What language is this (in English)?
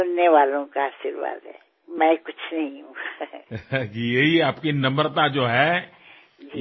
Assamese